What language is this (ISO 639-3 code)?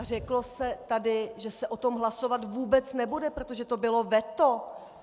ces